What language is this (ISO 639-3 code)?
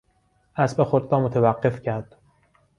fas